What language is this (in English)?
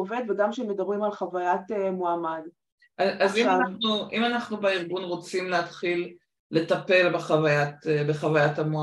Hebrew